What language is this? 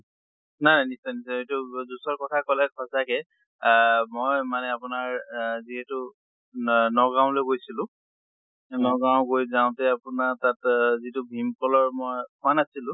Assamese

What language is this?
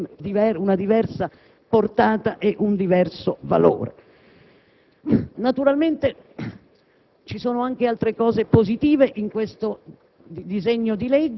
Italian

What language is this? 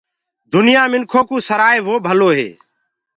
Gurgula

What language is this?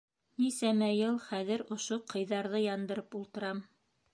Bashkir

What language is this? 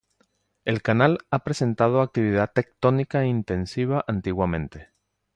Spanish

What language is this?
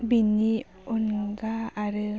Bodo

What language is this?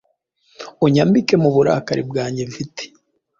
Kinyarwanda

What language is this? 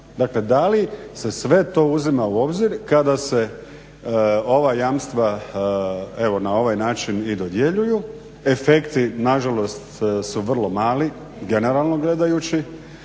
Croatian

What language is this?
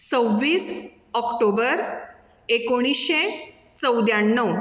Konkani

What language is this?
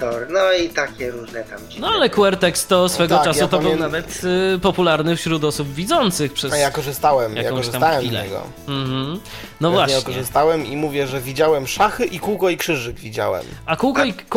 Polish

